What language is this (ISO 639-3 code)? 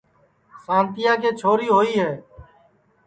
ssi